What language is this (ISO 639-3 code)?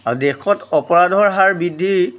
asm